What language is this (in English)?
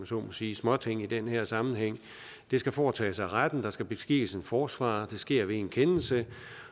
Danish